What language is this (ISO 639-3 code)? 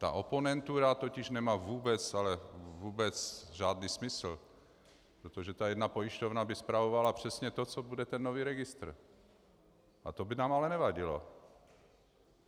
ces